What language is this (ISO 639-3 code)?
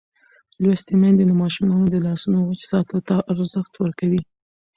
pus